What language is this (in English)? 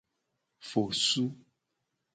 Gen